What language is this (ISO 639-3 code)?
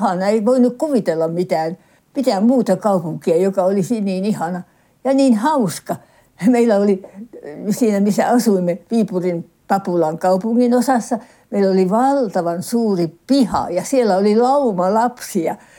fin